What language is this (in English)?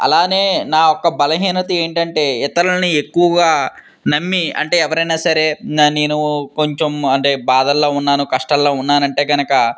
Telugu